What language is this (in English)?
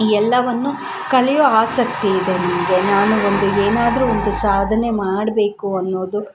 Kannada